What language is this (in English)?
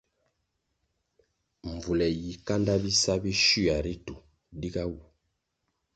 Kwasio